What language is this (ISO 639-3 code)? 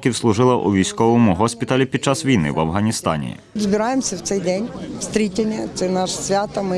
ukr